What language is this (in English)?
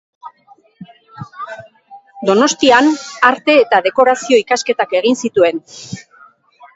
Basque